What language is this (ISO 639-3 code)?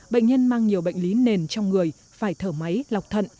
vie